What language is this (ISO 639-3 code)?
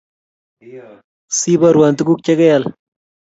kln